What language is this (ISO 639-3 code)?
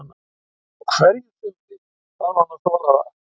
isl